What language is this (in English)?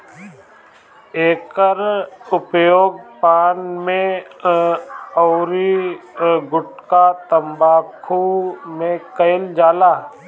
Bhojpuri